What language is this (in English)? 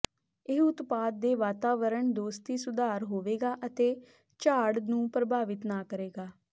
Punjabi